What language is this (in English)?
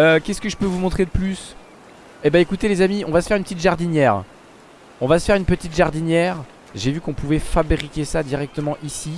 French